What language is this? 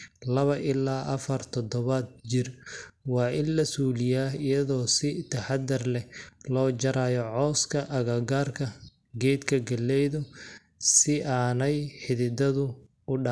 Somali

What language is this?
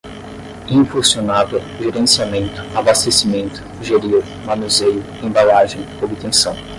Portuguese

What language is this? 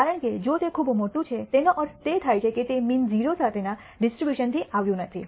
Gujarati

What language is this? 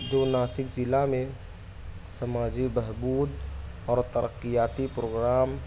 Urdu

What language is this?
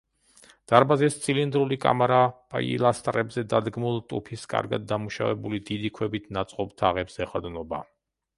Georgian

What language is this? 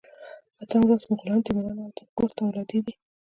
Pashto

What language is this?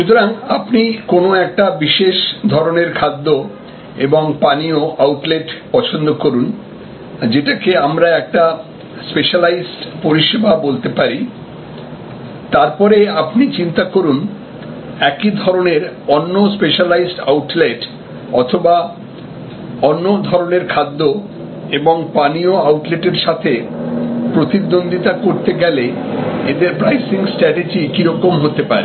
Bangla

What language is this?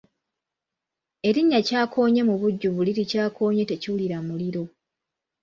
Ganda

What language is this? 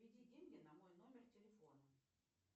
Russian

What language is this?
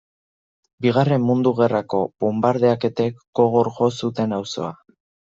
Basque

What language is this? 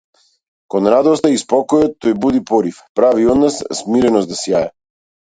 Macedonian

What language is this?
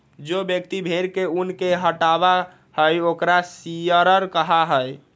Magahi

